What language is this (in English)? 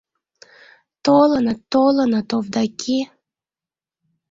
Mari